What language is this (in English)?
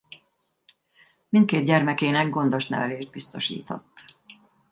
Hungarian